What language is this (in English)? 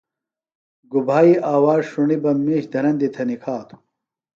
Phalura